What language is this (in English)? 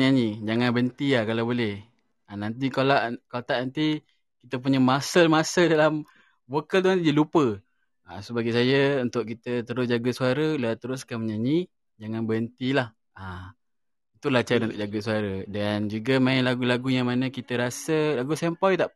Malay